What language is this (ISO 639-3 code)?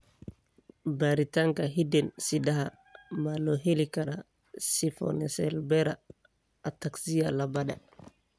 som